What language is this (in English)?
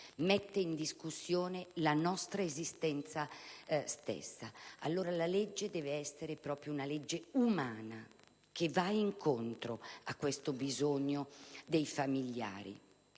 Italian